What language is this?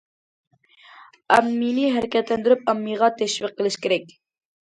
Uyghur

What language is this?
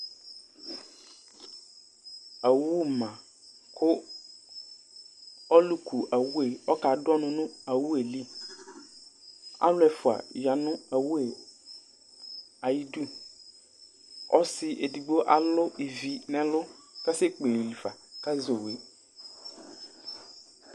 Ikposo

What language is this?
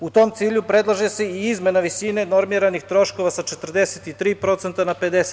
Serbian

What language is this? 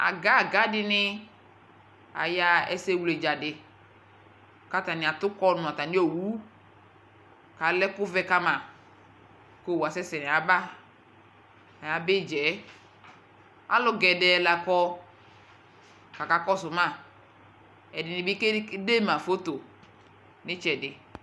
Ikposo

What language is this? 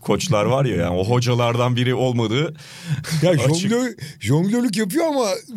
Turkish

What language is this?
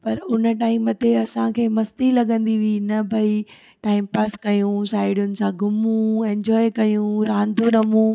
Sindhi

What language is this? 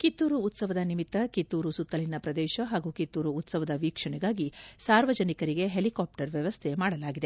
Kannada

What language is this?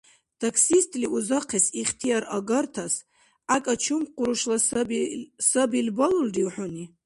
Dargwa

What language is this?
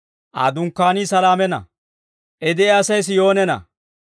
Dawro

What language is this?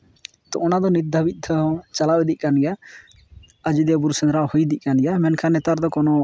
Santali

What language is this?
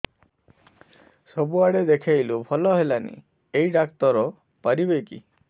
Odia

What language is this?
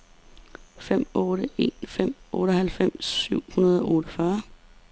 Danish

